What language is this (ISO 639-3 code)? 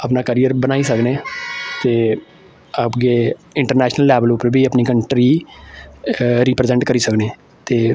doi